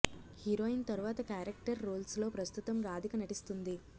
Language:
Telugu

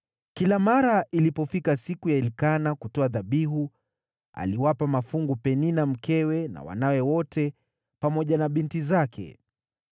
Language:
Swahili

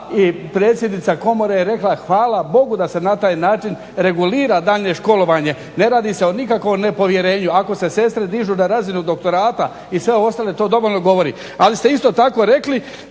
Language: Croatian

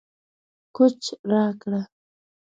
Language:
Pashto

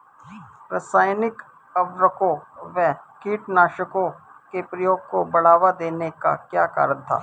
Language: Hindi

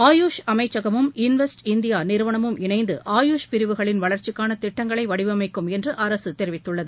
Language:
Tamil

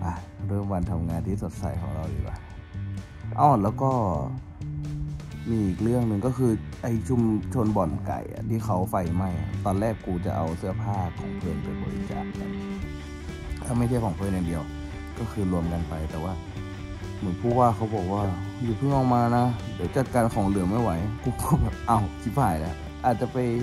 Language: Thai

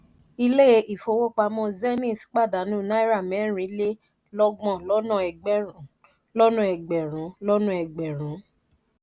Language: Yoruba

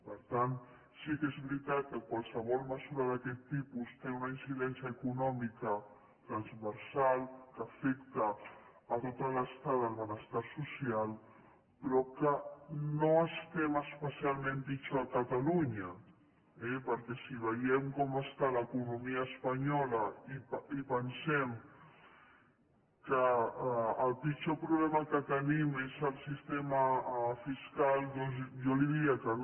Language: Catalan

